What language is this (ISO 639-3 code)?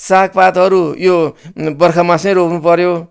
nep